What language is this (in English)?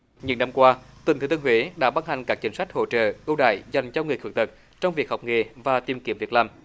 Vietnamese